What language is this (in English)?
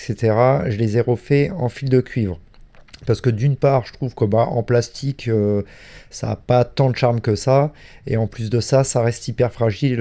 French